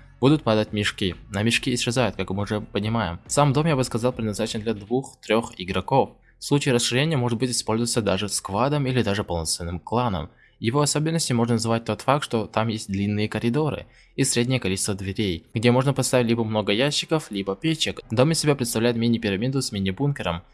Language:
Russian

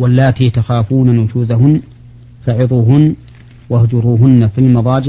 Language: Arabic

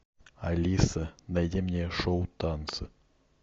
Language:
Russian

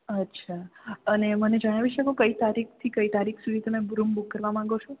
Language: Gujarati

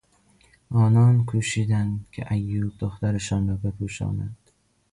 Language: Persian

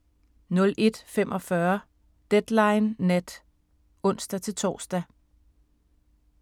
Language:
Danish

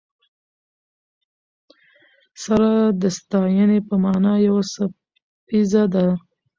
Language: Pashto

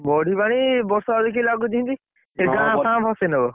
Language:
Odia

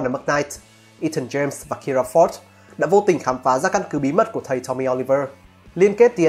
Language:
Vietnamese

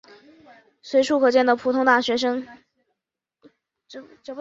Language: Chinese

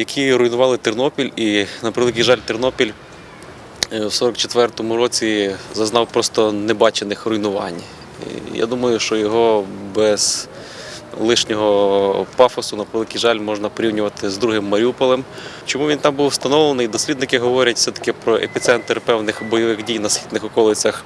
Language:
Ukrainian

